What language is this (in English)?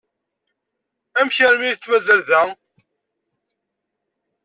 Kabyle